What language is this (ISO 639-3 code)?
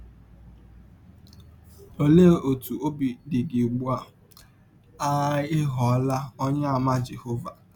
ibo